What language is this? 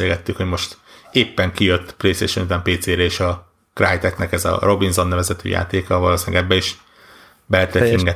Hungarian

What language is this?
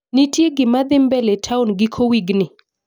Luo (Kenya and Tanzania)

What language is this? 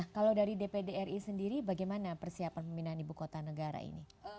Indonesian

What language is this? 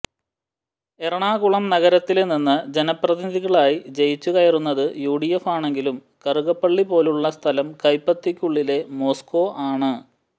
Malayalam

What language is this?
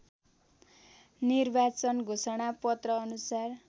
Nepali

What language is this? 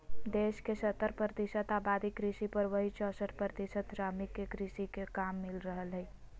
Magahi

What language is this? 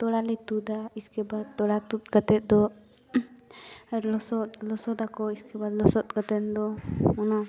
Santali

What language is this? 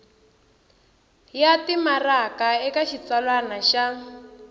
Tsonga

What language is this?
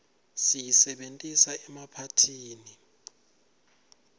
Swati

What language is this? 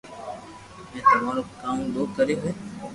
Loarki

